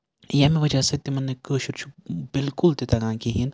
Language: Kashmiri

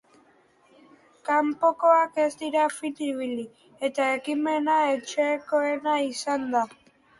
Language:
Basque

